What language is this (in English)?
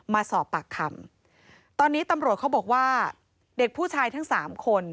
Thai